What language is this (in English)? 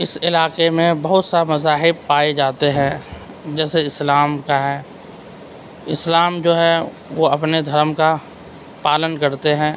Urdu